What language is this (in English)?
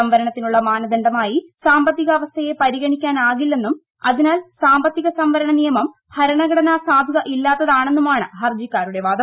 Malayalam